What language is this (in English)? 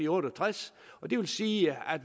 Danish